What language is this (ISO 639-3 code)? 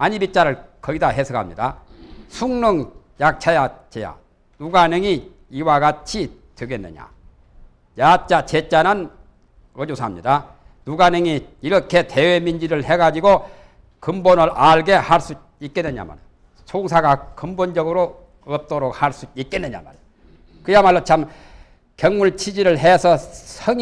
kor